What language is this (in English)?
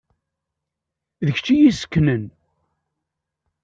Kabyle